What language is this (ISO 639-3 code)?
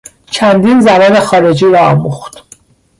fas